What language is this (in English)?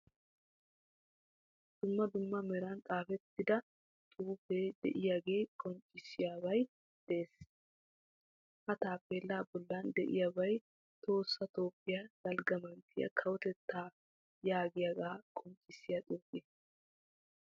Wolaytta